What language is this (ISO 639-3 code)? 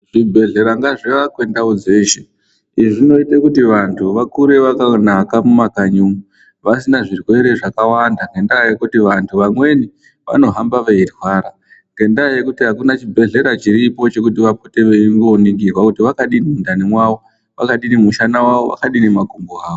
ndc